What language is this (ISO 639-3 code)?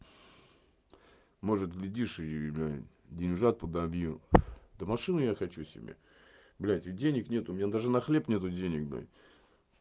rus